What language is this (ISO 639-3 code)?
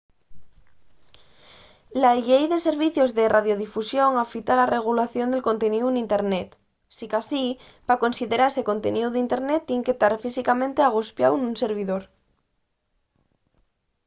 ast